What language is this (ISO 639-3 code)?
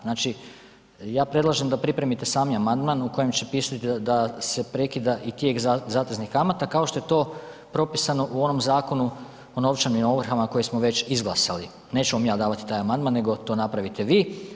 hrv